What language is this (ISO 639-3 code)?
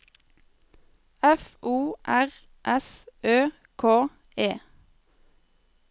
nor